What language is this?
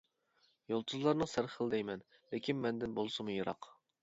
Uyghur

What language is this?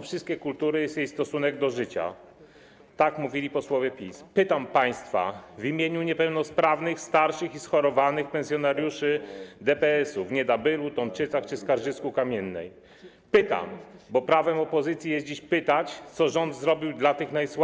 Polish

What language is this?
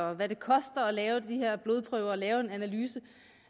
Danish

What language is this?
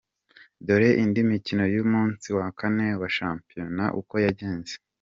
Kinyarwanda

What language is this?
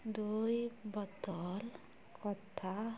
Odia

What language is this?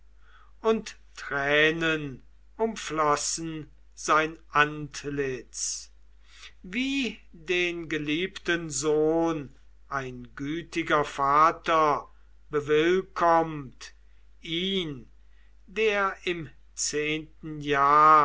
German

